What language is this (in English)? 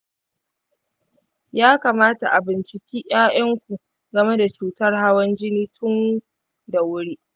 Hausa